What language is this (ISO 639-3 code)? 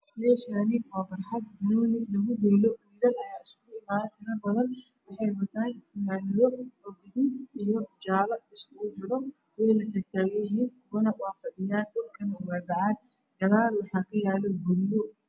som